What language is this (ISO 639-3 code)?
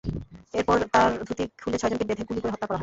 ben